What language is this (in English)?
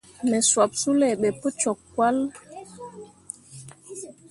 Mundang